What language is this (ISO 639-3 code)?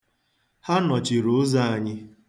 ibo